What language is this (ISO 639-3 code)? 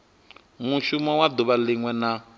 ven